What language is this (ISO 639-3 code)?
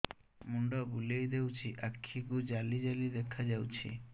ori